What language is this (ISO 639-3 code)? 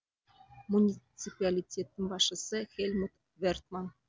kaz